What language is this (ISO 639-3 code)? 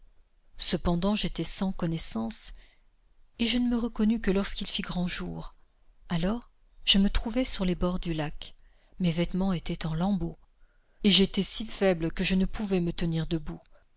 fra